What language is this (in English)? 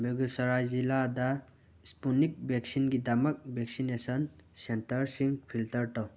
Manipuri